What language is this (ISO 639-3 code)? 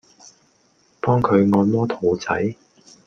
yue